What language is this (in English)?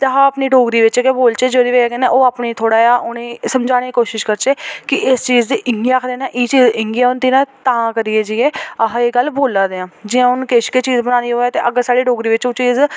Dogri